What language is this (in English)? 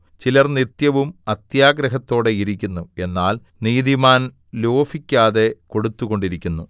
Malayalam